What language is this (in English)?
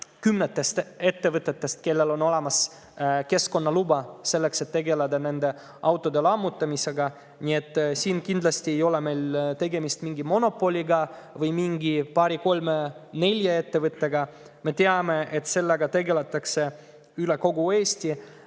Estonian